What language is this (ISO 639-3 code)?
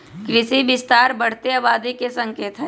mag